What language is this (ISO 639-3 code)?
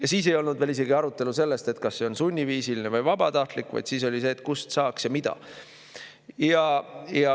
est